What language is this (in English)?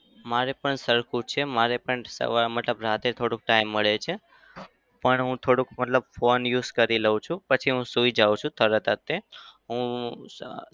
Gujarati